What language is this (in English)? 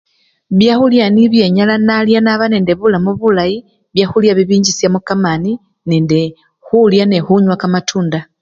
Luyia